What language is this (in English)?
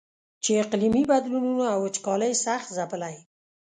Pashto